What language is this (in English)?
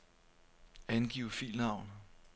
Danish